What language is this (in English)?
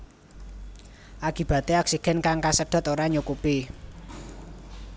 Javanese